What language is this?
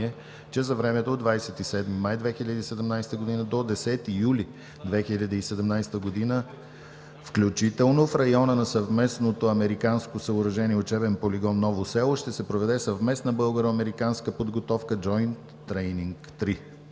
Bulgarian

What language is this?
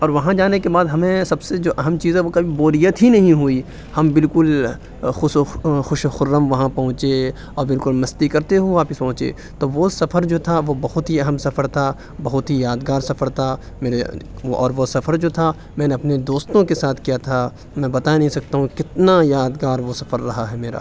Urdu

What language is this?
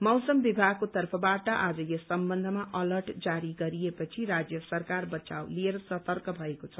Nepali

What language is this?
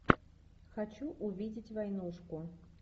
Russian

